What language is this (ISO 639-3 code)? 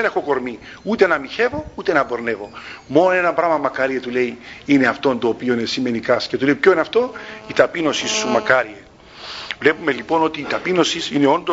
ell